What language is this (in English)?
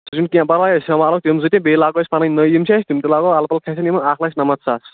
Kashmiri